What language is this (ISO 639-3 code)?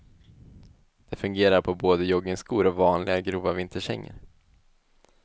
swe